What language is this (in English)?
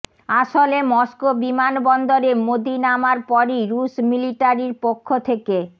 Bangla